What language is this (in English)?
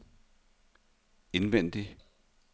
Danish